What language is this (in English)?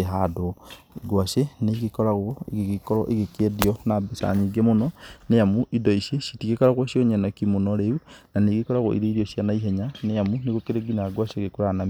Kikuyu